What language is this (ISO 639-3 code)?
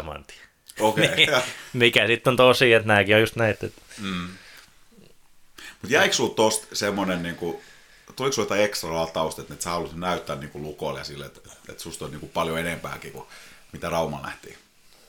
fin